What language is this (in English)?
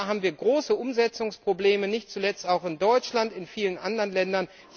German